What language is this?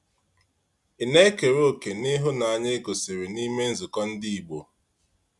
Igbo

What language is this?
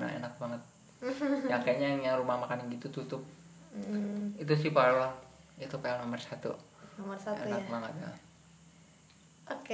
Indonesian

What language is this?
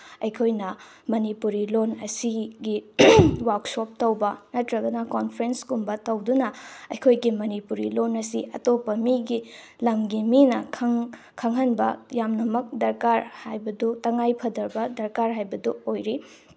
Manipuri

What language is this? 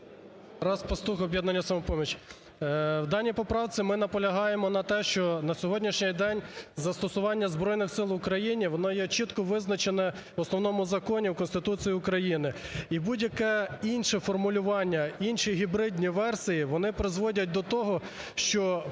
Ukrainian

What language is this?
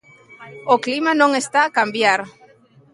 Galician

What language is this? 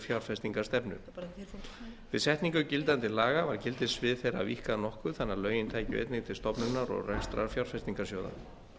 Icelandic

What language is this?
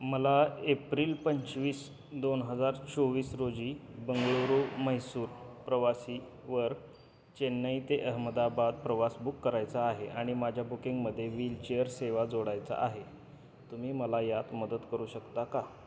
Marathi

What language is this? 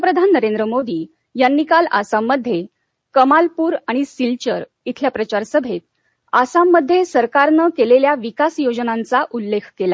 Marathi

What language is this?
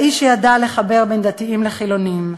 Hebrew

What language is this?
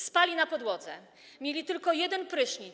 Polish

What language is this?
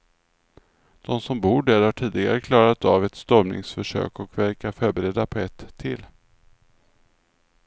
Swedish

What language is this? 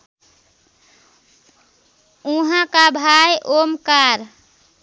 Nepali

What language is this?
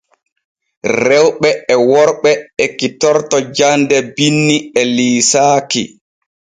Borgu Fulfulde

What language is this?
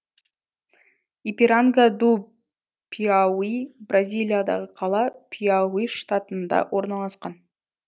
Kazakh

